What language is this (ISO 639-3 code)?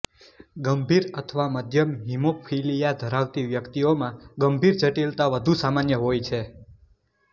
guj